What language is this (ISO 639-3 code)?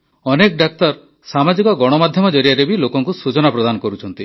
ori